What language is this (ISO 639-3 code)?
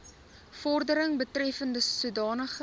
afr